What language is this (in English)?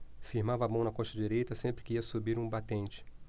Portuguese